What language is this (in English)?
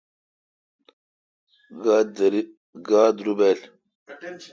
Kalkoti